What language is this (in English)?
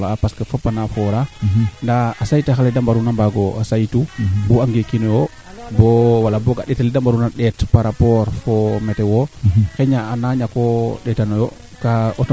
Serer